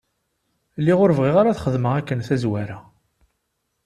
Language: Kabyle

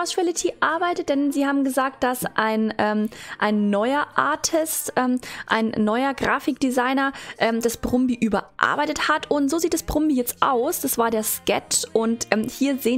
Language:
German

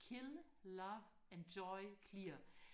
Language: Danish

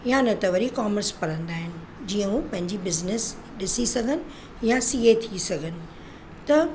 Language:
Sindhi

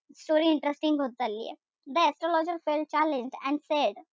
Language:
Marathi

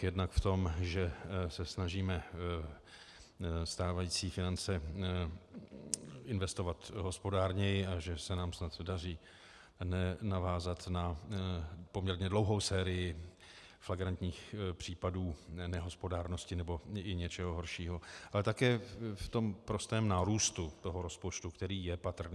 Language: Czech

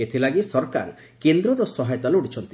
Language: Odia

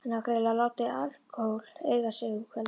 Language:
Icelandic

